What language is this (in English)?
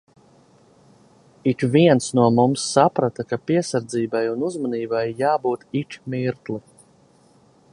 Latvian